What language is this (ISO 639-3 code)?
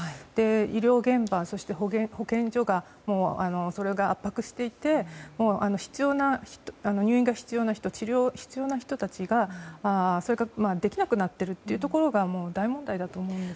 jpn